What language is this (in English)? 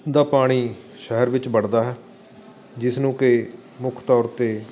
Punjabi